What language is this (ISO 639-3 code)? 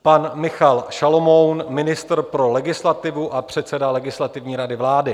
ces